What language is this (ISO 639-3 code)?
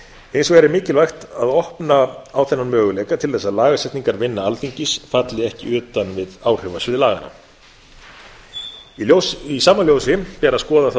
isl